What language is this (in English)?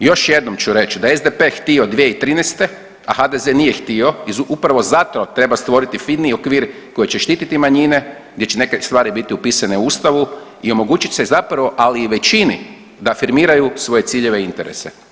Croatian